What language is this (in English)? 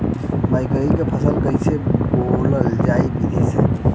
Bhojpuri